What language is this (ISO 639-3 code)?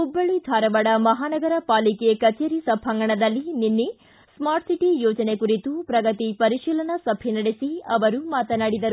kan